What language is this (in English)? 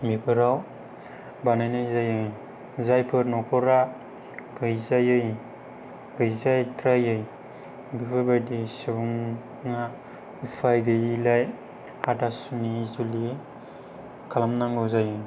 Bodo